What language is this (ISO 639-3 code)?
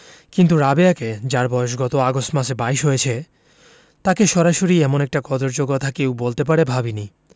ben